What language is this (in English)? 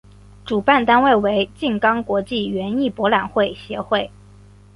Chinese